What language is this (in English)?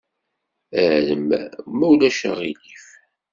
Kabyle